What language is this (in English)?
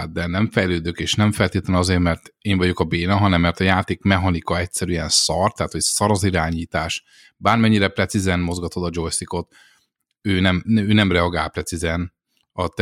Hungarian